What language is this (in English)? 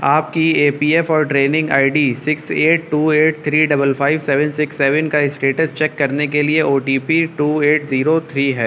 Urdu